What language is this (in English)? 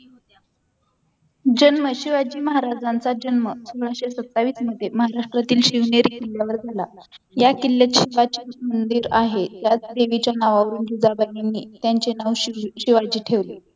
Marathi